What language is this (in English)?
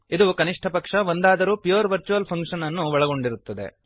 Kannada